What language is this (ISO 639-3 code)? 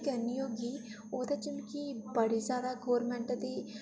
doi